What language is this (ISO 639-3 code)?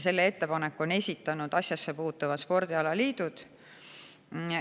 est